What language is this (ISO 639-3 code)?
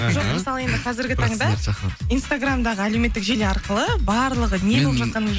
kaz